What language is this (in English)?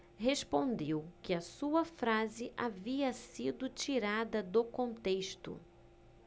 Portuguese